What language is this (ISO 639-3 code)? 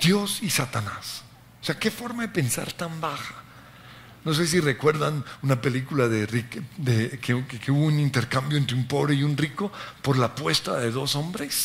spa